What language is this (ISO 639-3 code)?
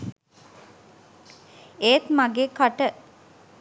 sin